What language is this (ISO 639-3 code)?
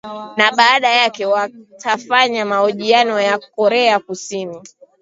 swa